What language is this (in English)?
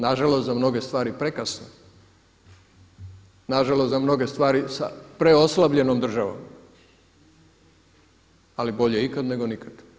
Croatian